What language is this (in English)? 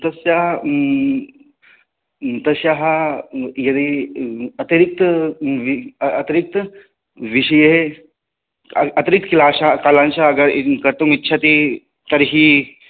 Sanskrit